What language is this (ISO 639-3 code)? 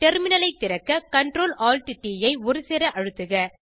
tam